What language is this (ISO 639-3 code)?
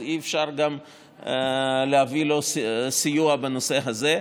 heb